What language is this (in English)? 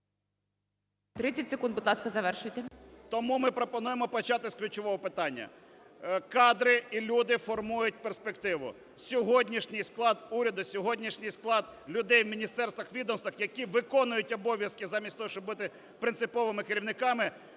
Ukrainian